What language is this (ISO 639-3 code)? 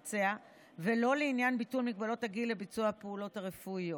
heb